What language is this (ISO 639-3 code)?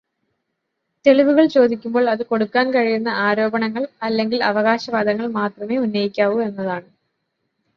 mal